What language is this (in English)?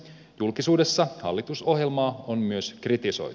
Finnish